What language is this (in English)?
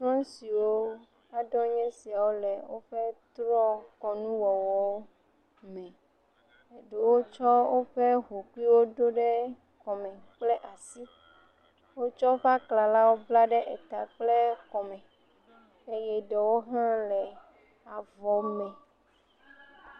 Ewe